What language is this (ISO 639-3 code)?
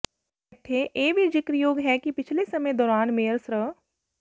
pan